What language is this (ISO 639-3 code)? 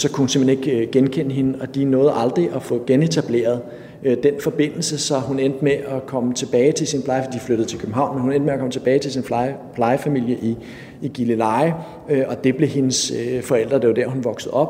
dan